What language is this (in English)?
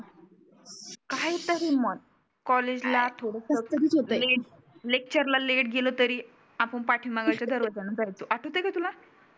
Marathi